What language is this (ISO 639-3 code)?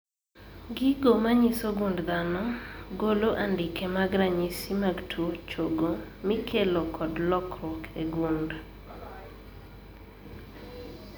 luo